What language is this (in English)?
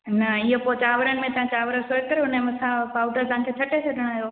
Sindhi